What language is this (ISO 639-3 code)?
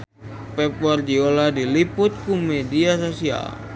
sun